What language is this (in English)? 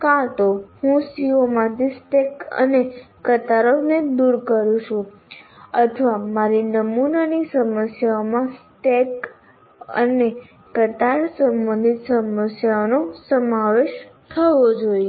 Gujarati